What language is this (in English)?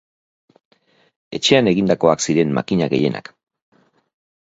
Basque